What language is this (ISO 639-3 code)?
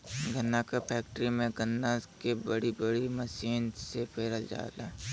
bho